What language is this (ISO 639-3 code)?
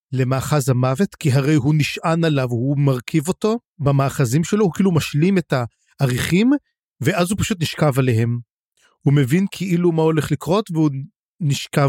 heb